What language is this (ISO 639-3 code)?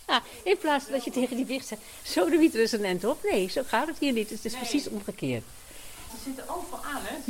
nld